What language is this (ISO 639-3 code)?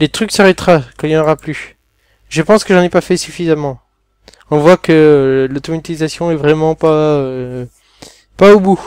fra